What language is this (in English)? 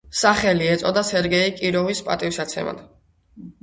Georgian